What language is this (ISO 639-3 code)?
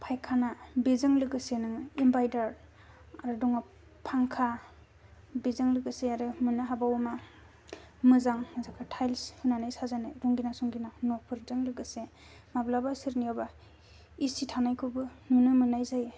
brx